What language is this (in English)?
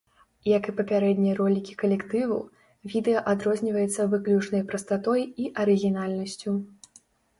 Belarusian